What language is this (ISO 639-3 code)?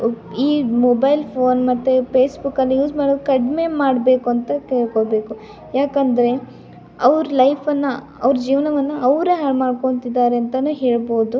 kan